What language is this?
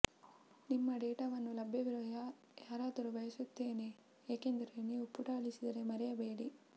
Kannada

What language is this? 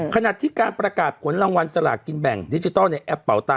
Thai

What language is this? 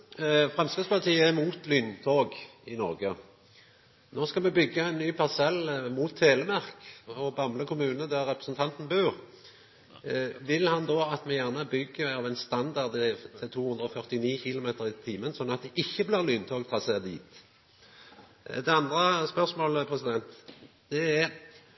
Norwegian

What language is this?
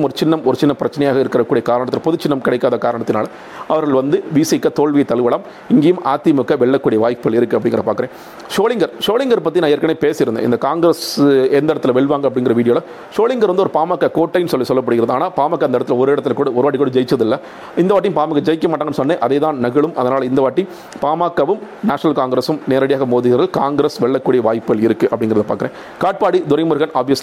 Tamil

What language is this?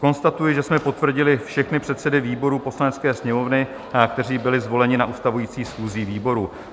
Czech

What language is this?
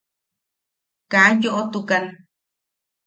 Yaqui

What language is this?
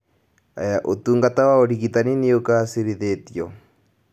Kikuyu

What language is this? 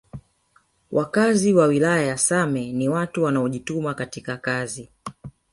Swahili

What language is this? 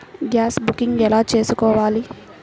Telugu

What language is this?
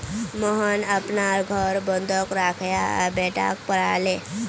Magahi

